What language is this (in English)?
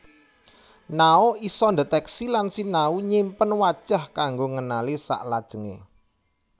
Javanese